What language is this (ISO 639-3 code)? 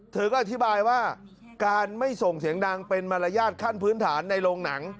tha